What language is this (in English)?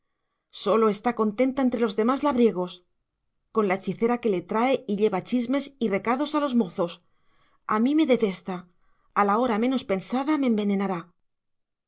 Spanish